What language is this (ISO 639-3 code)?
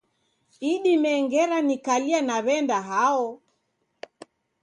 dav